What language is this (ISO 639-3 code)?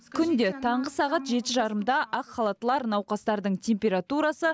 kaz